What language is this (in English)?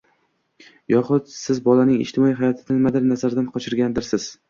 Uzbek